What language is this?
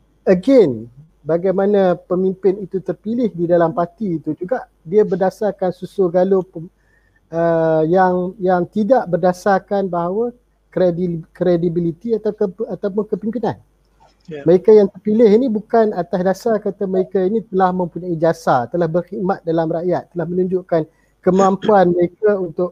Malay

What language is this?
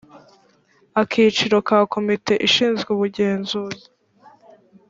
Kinyarwanda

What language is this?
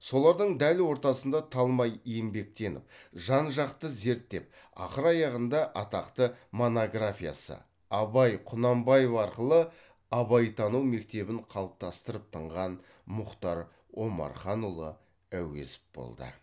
Kazakh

